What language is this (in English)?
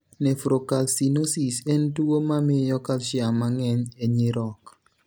Luo (Kenya and Tanzania)